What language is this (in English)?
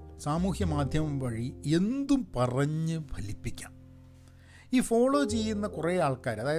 Malayalam